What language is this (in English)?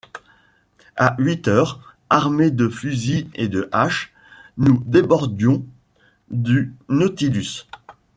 French